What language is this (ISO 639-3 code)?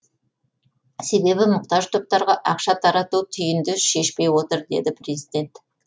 kaz